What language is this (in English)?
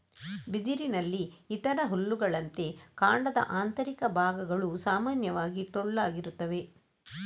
Kannada